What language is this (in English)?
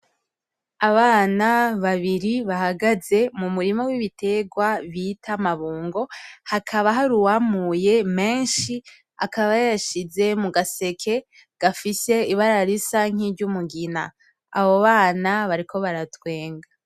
Rundi